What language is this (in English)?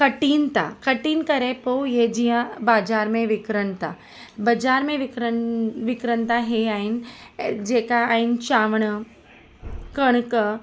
Sindhi